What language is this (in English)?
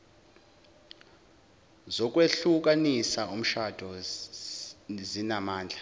Zulu